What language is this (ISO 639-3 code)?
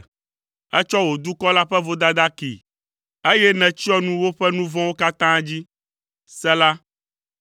ewe